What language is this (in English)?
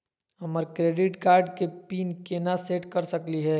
Magahi